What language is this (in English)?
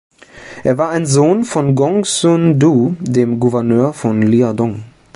German